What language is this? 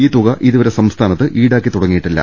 Malayalam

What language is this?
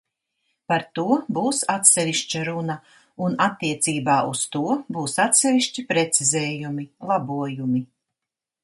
Latvian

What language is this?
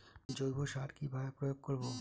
Bangla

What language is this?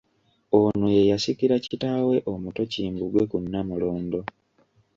Ganda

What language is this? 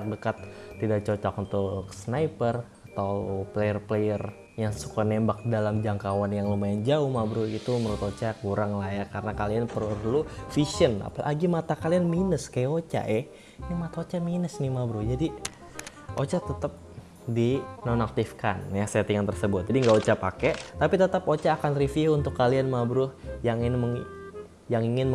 Indonesian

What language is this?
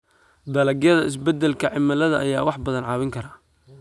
Somali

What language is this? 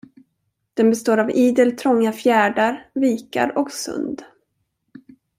Swedish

